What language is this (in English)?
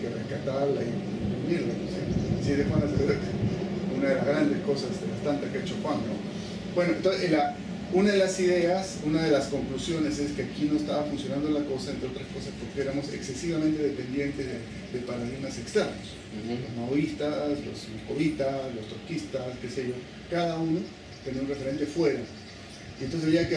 Spanish